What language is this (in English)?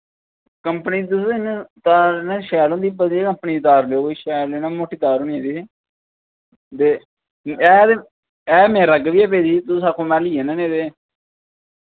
Dogri